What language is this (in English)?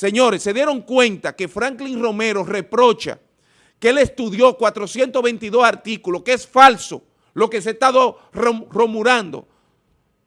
Spanish